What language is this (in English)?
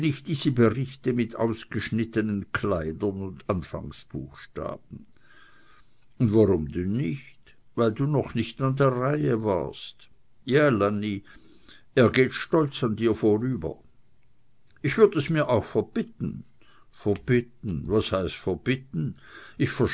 German